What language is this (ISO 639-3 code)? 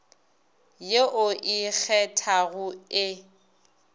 nso